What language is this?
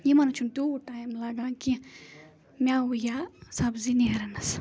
Kashmiri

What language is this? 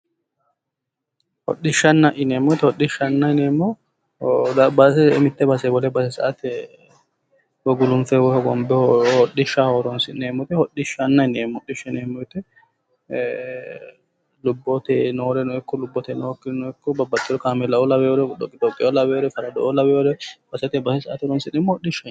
Sidamo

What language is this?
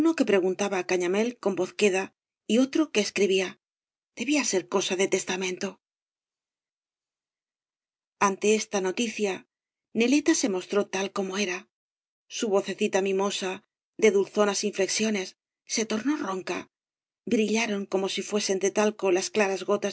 Spanish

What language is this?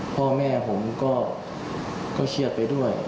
Thai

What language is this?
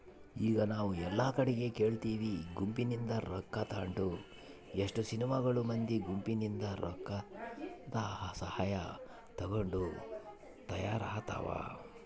Kannada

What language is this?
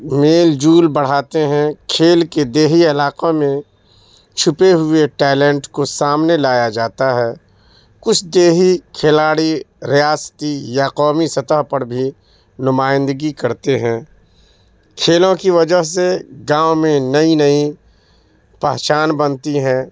Urdu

